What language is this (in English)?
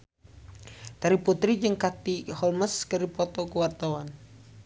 Sundanese